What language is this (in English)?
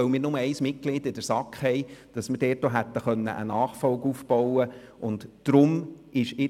Swiss German